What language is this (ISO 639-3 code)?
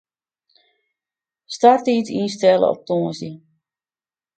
fry